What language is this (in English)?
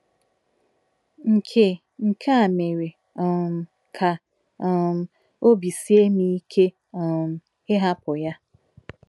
Igbo